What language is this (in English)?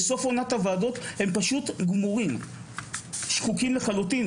Hebrew